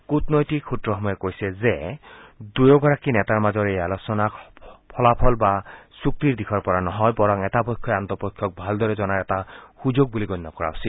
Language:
Assamese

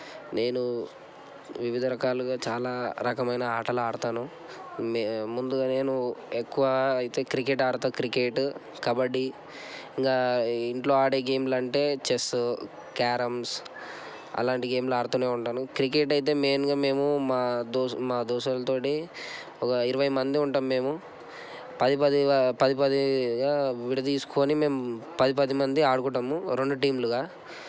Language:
Telugu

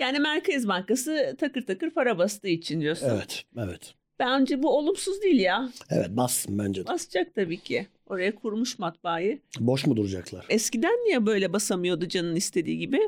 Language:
Turkish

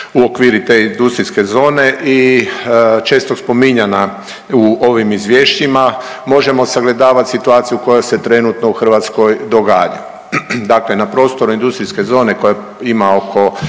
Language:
Croatian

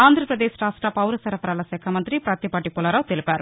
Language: Telugu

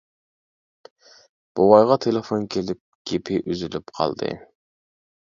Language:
Uyghur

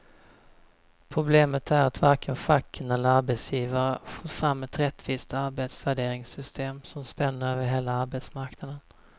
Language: Swedish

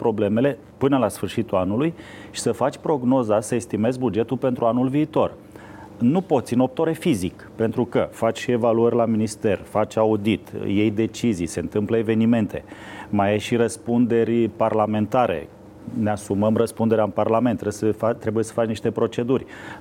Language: Romanian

